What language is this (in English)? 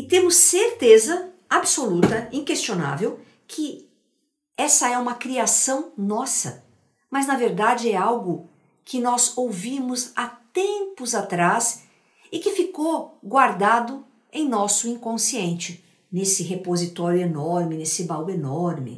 Portuguese